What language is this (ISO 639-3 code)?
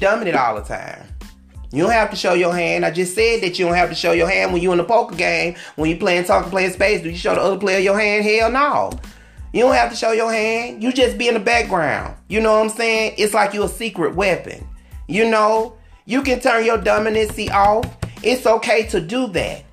eng